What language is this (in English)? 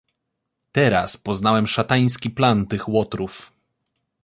Polish